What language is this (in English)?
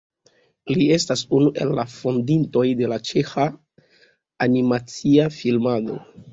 Esperanto